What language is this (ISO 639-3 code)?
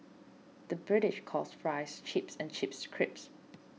eng